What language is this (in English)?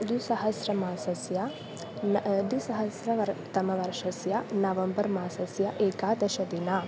Sanskrit